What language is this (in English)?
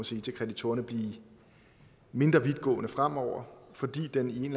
Danish